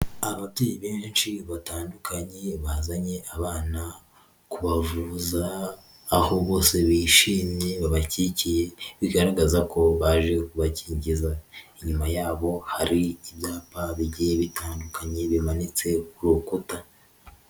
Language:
Kinyarwanda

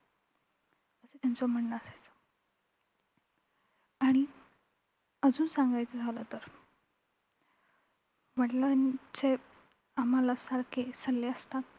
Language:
Marathi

